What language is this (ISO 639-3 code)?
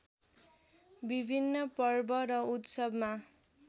nep